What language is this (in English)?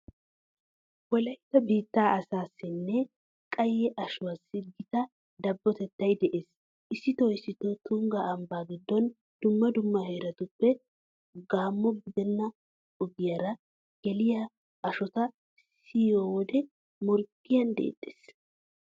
Wolaytta